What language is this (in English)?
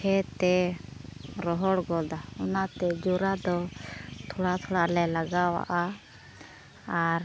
Santali